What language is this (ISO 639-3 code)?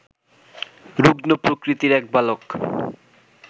ben